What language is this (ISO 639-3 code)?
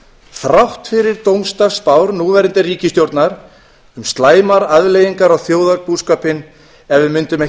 isl